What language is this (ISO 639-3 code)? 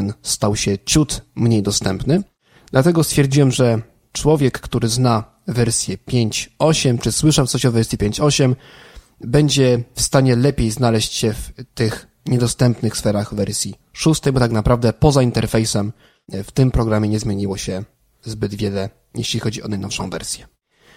pol